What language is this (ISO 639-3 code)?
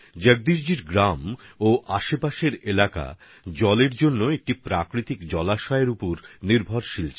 ben